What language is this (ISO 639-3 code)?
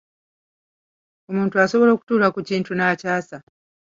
lug